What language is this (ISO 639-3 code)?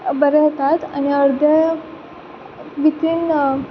kok